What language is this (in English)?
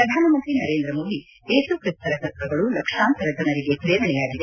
Kannada